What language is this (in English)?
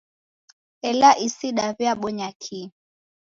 Taita